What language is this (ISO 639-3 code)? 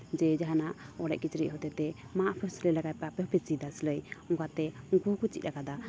sat